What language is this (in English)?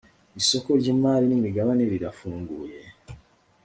Kinyarwanda